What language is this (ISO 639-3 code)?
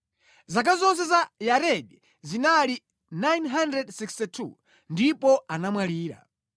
nya